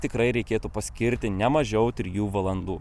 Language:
Lithuanian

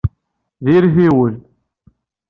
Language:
Kabyle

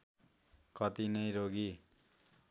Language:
Nepali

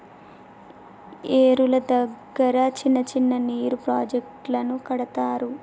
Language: Telugu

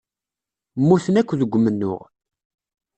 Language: Kabyle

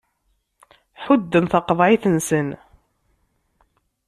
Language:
Kabyle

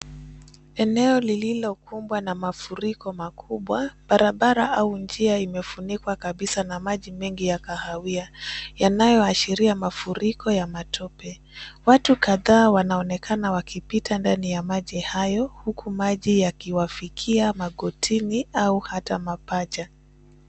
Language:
Swahili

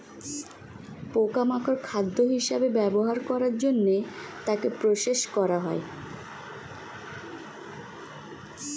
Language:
Bangla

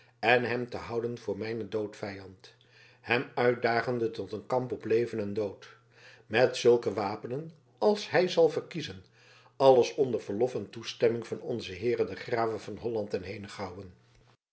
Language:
Dutch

